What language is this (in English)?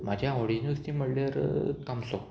Konkani